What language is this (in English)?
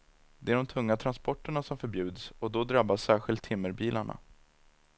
Swedish